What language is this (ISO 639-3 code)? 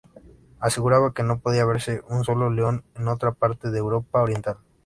spa